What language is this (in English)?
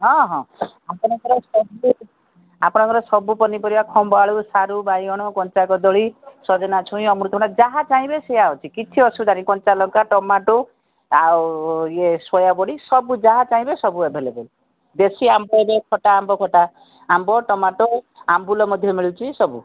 Odia